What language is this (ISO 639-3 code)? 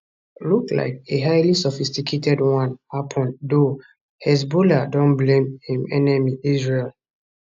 pcm